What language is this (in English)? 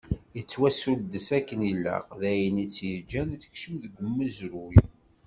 Kabyle